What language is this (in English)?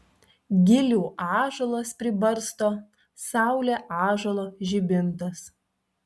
Lithuanian